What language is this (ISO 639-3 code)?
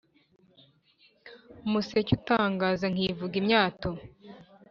kin